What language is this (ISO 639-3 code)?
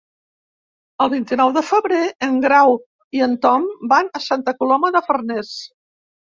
cat